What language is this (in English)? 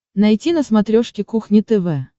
Russian